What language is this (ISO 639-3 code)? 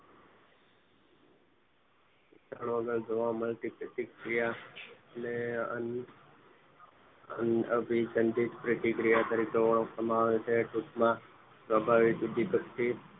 guj